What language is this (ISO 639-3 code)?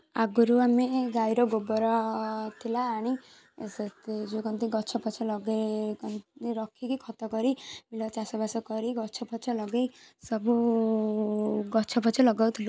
ori